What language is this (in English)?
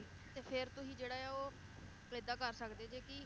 Punjabi